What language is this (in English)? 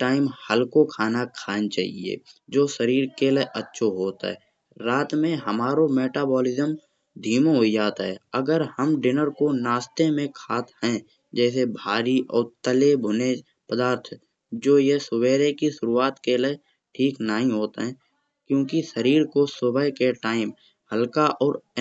Kanauji